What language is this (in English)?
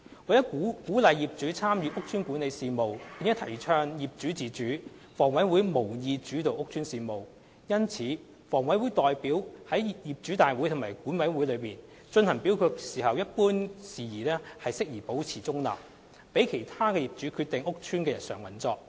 Cantonese